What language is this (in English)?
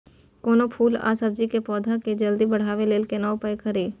Maithili